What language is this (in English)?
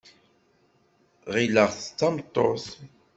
Kabyle